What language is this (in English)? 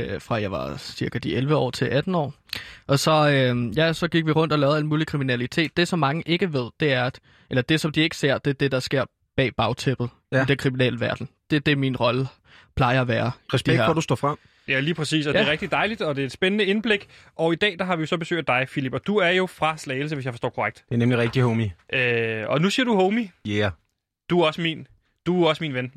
Danish